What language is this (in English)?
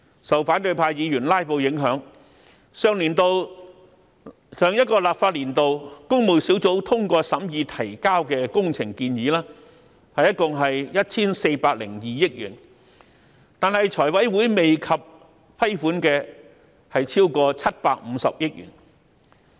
Cantonese